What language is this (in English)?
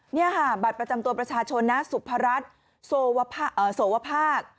Thai